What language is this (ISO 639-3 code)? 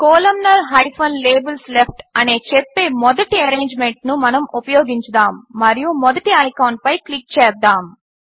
tel